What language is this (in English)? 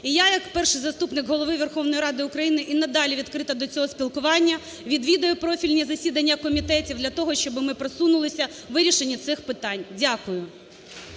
Ukrainian